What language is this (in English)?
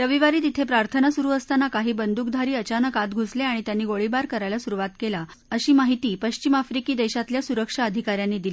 Marathi